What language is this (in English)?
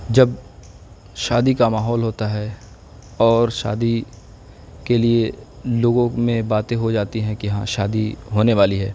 Urdu